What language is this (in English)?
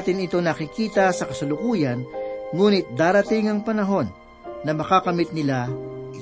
Filipino